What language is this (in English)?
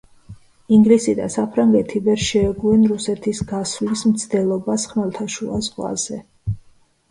Georgian